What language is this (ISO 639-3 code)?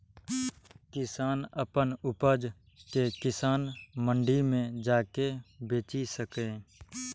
mai